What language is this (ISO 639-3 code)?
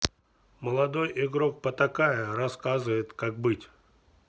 rus